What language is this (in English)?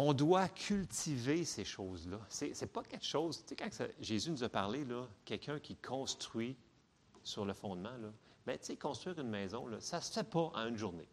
French